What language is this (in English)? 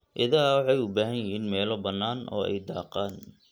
Somali